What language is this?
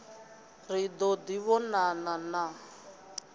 Venda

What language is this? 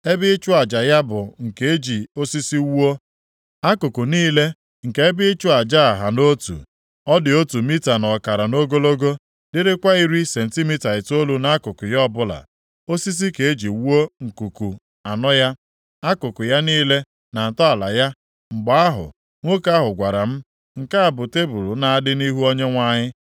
Igbo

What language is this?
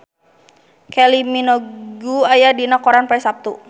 Sundanese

